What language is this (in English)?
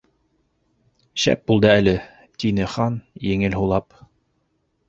Bashkir